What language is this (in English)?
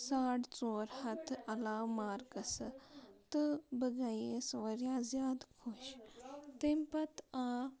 Kashmiri